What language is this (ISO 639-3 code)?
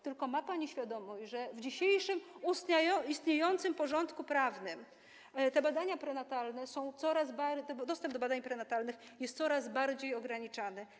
pol